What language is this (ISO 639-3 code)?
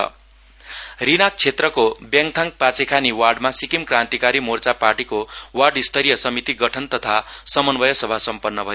nep